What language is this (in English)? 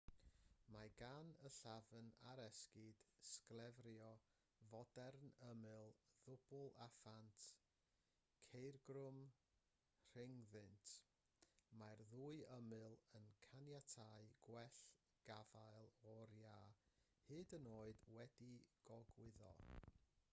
Welsh